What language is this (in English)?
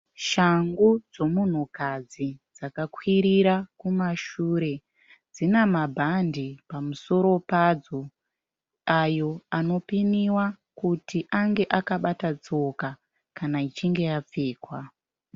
Shona